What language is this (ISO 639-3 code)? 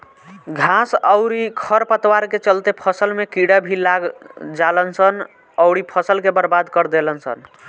bho